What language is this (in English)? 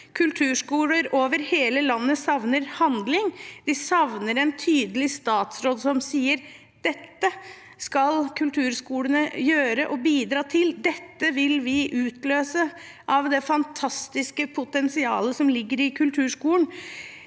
Norwegian